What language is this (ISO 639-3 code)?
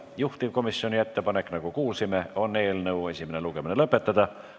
est